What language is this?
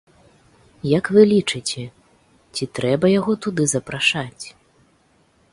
Belarusian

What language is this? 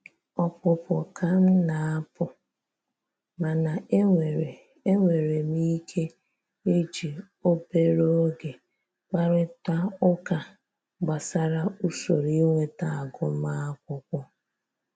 Igbo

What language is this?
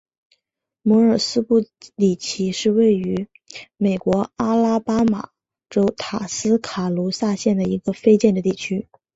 Chinese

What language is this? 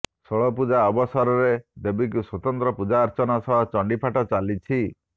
Odia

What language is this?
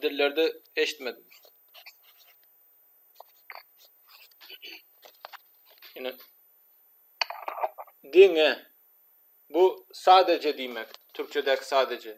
Turkish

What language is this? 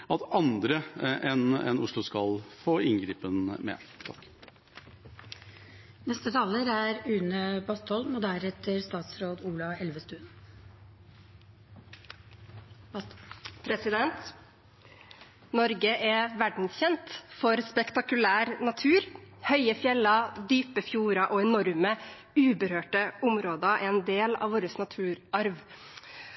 Norwegian Bokmål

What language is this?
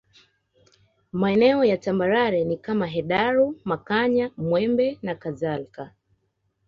Swahili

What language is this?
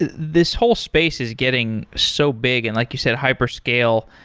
English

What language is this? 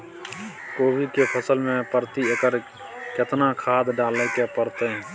Maithili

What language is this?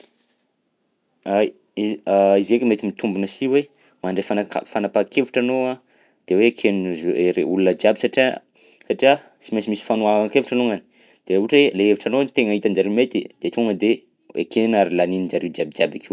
Southern Betsimisaraka Malagasy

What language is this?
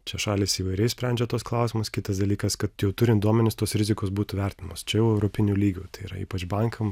Lithuanian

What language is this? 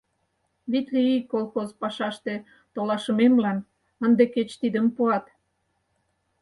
Mari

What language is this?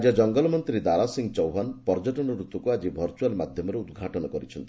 Odia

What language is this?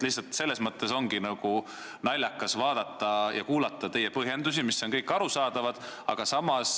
Estonian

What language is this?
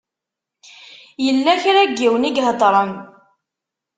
Kabyle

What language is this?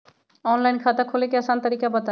Magahi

